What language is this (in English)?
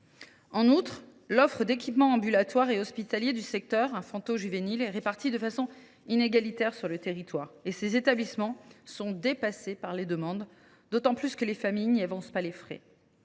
French